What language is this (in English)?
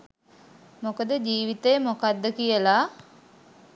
Sinhala